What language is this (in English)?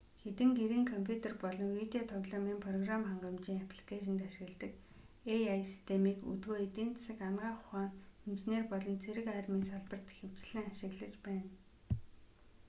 Mongolian